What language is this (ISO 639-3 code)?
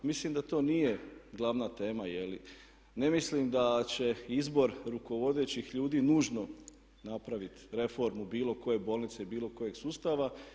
hrv